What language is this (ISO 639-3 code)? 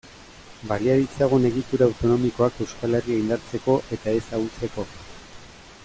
eus